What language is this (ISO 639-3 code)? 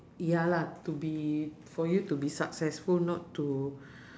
eng